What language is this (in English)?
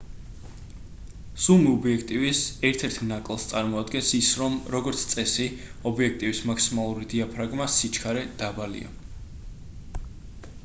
Georgian